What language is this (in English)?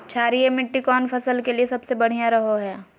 Magahi